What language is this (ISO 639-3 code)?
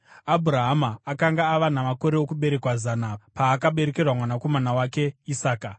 sna